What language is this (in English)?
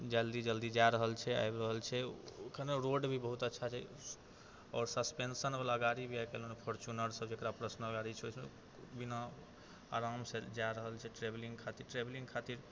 Maithili